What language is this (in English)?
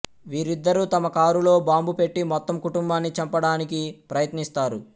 Telugu